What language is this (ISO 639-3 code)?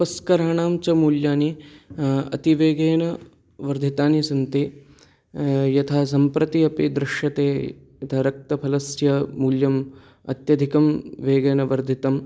san